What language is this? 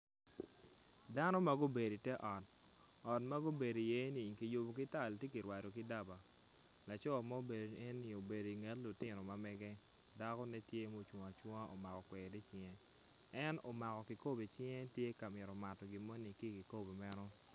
Acoli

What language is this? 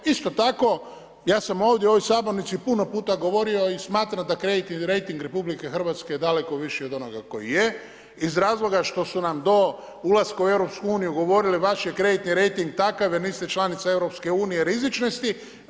Croatian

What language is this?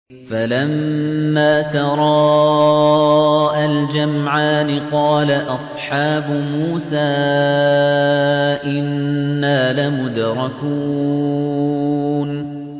Arabic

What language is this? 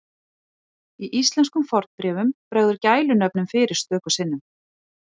Icelandic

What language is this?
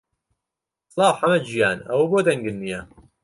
Central Kurdish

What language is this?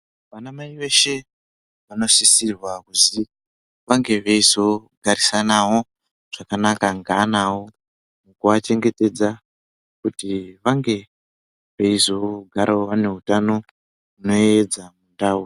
Ndau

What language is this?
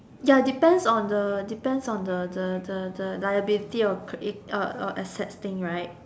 English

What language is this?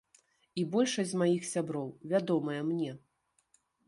Belarusian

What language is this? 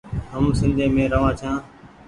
Goaria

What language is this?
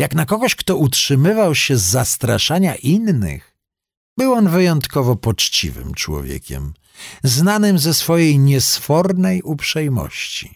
Polish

